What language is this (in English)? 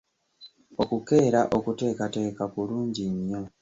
Ganda